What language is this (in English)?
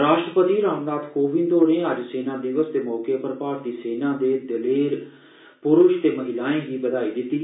Dogri